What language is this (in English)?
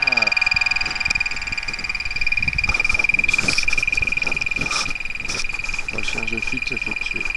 French